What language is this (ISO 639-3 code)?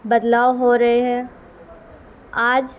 urd